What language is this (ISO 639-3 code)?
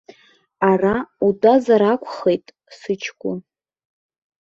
abk